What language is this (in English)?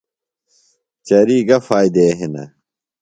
Phalura